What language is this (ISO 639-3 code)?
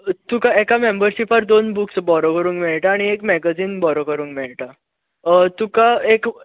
kok